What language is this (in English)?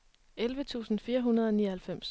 Danish